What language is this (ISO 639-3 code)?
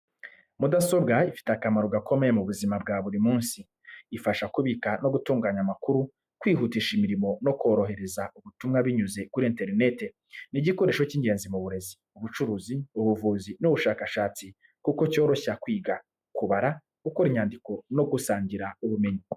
kin